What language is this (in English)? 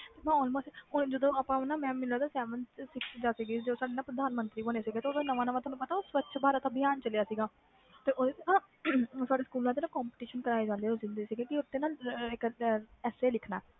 Punjabi